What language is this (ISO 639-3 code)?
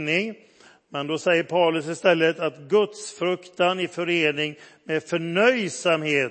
swe